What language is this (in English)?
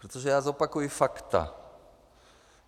Czech